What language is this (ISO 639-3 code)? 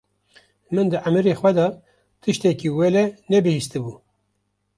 kur